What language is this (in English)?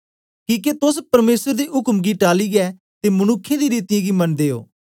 Dogri